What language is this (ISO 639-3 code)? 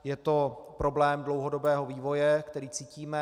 ces